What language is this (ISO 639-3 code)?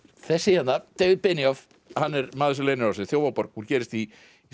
isl